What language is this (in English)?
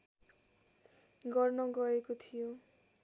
Nepali